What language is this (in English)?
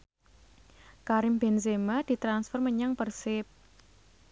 Javanese